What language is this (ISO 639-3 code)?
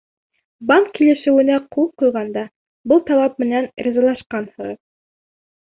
bak